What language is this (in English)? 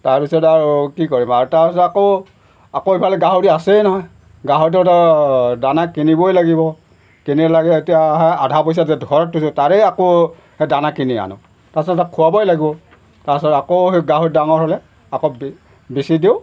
Assamese